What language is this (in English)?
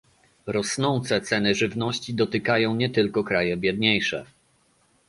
Polish